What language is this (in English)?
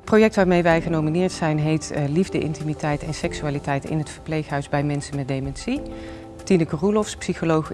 Dutch